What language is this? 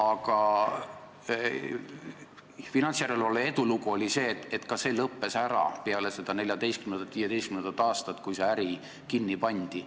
Estonian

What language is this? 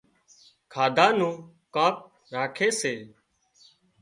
Wadiyara Koli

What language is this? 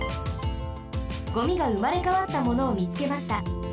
Japanese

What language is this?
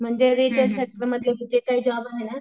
Marathi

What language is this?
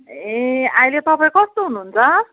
Nepali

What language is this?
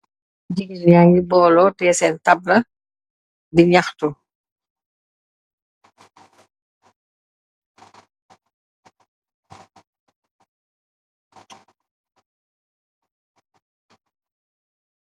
Wolof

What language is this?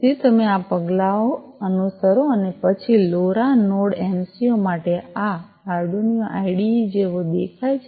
Gujarati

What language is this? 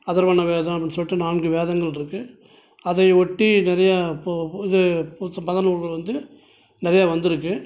Tamil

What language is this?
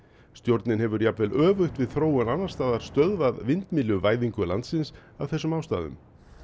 Icelandic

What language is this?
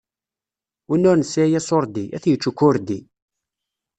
Kabyle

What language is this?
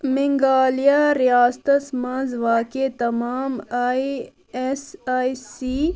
Kashmiri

